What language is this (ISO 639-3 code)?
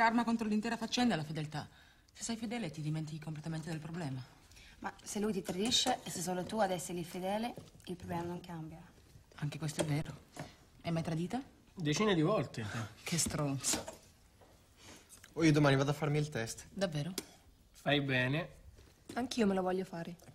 ita